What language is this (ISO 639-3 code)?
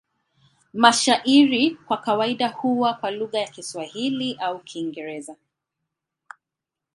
swa